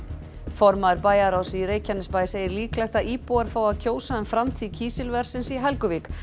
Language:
Icelandic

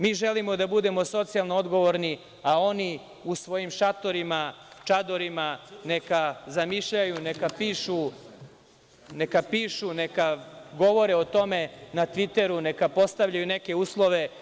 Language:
Serbian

